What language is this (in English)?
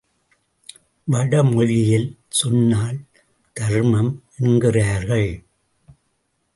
Tamil